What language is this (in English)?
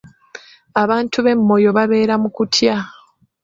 Ganda